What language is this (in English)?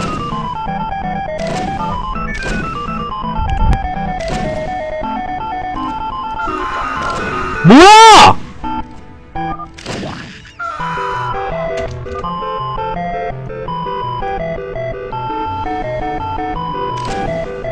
Korean